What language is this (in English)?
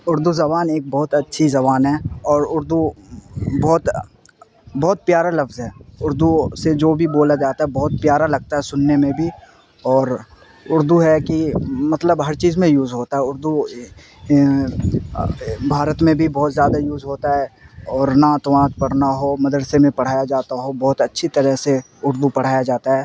Urdu